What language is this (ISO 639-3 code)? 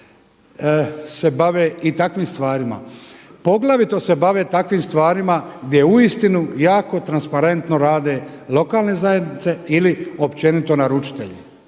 hrv